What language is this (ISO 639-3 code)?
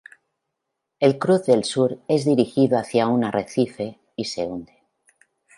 spa